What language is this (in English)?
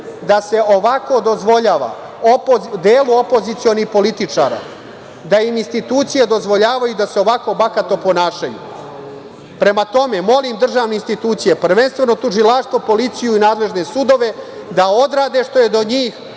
Serbian